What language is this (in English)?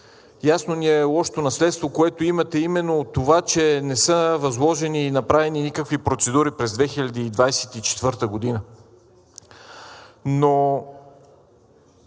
Bulgarian